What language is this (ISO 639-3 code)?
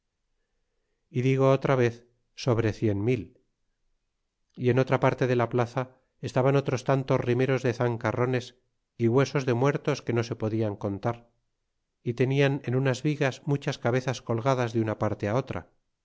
spa